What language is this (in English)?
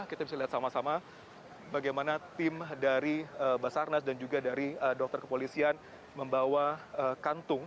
Indonesian